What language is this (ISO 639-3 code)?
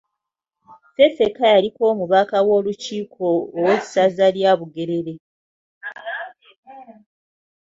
lug